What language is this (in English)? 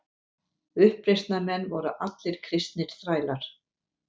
Icelandic